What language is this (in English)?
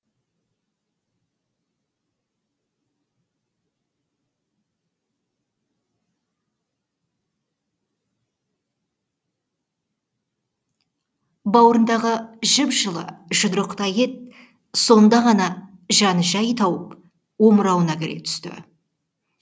Kazakh